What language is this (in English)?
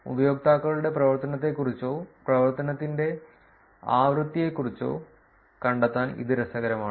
Malayalam